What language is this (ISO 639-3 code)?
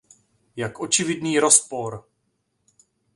ces